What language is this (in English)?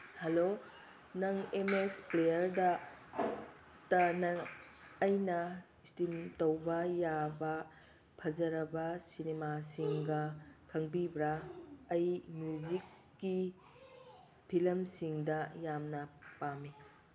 Manipuri